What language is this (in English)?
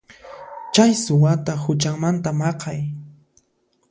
Puno Quechua